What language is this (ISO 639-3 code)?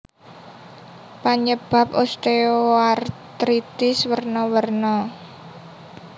jav